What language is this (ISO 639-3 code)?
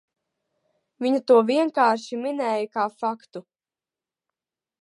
lav